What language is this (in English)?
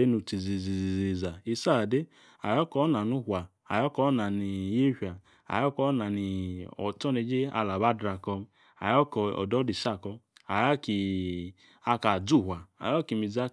Yace